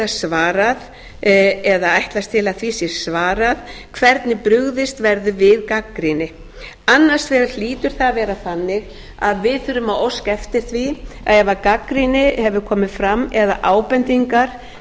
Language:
Icelandic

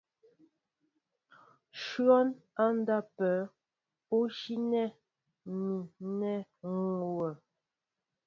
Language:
Mbo (Cameroon)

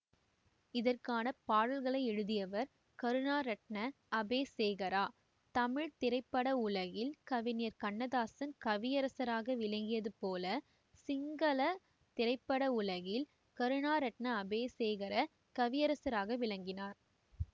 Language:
Tamil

